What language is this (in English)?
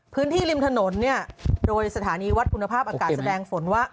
Thai